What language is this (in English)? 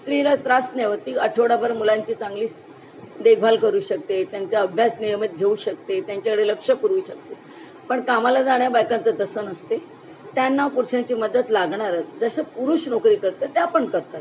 Marathi